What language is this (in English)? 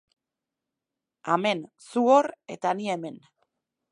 Basque